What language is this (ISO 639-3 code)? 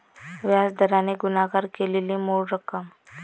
mar